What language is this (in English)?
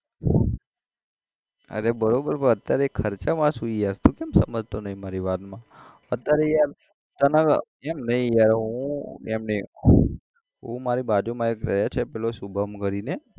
Gujarati